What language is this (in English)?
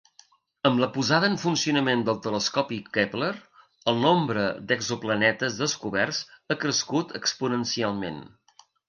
Catalan